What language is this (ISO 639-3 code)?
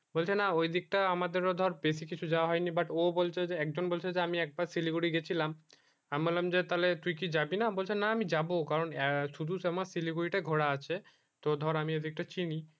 ben